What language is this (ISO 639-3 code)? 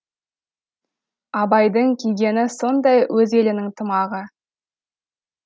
kaz